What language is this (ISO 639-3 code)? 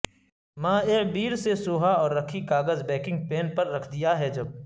urd